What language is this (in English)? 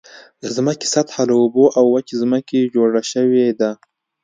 Pashto